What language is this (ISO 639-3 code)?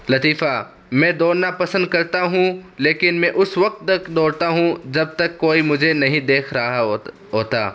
urd